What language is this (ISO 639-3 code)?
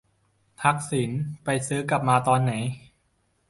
tha